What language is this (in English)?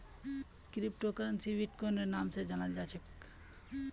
Magahi